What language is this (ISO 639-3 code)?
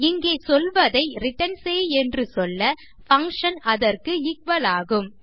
tam